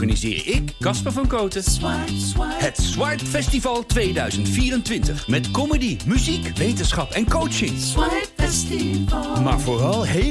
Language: Dutch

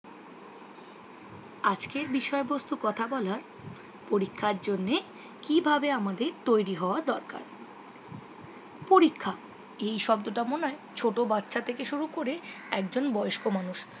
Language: Bangla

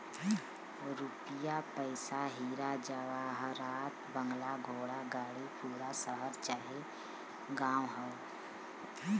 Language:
Bhojpuri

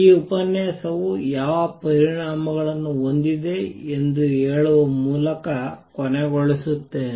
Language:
Kannada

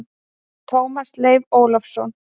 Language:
Icelandic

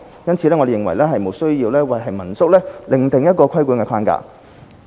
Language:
Cantonese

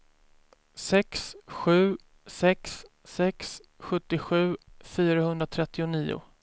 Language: Swedish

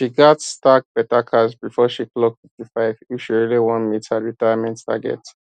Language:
Nigerian Pidgin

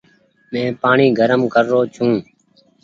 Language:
Goaria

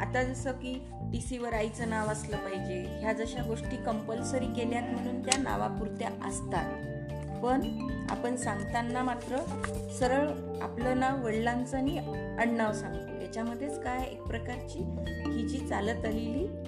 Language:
Marathi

